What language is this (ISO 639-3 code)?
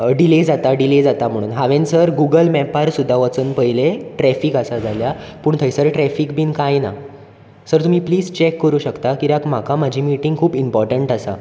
kok